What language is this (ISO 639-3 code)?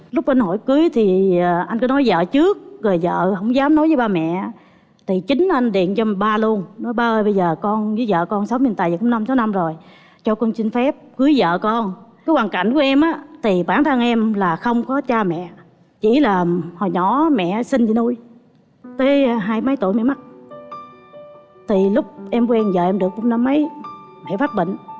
vie